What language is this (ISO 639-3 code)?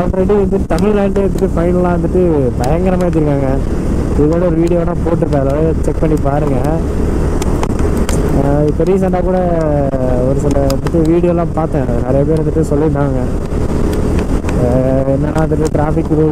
ara